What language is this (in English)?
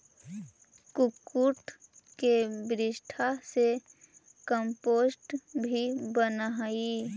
Magahi